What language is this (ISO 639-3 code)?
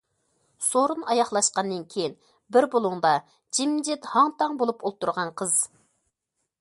uig